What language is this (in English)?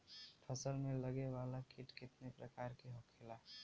Bhojpuri